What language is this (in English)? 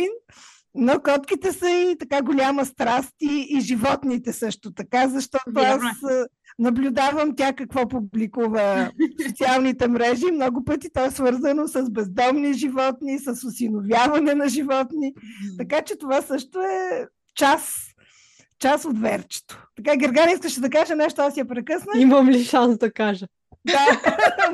Bulgarian